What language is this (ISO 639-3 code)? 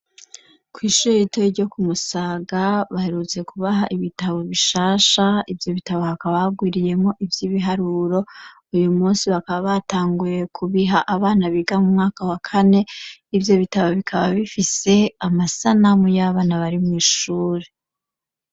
run